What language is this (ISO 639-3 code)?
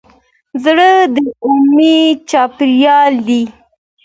pus